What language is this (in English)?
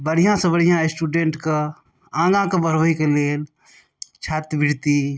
Maithili